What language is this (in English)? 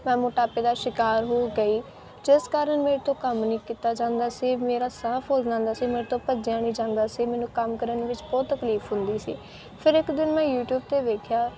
Punjabi